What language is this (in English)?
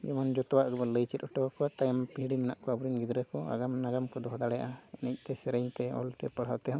Santali